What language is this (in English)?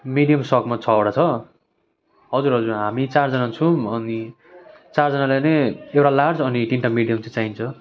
Nepali